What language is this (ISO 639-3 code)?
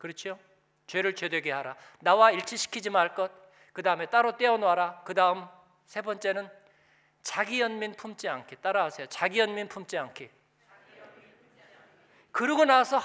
kor